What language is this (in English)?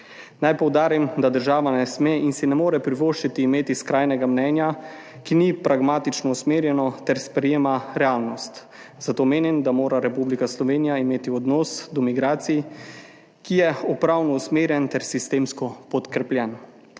Slovenian